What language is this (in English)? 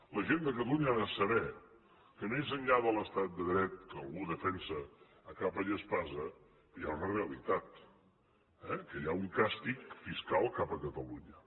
Catalan